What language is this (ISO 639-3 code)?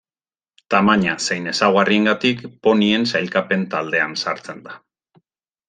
eus